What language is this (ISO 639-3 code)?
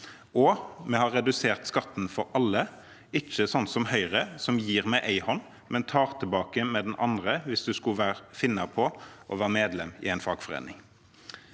nor